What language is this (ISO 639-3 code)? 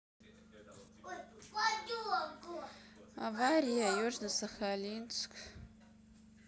rus